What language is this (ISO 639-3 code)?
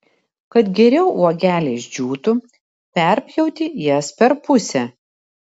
lit